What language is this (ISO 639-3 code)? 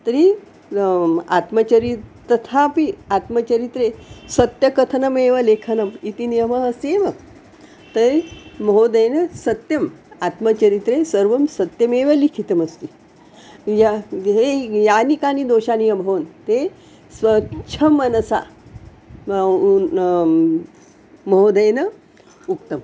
san